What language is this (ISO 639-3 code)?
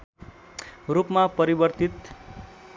nep